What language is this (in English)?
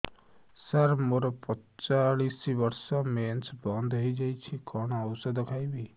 Odia